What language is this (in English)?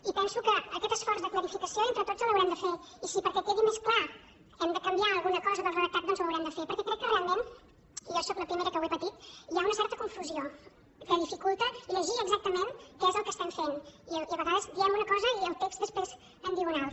Catalan